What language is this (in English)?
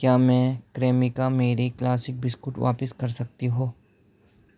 Urdu